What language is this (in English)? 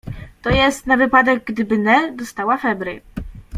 Polish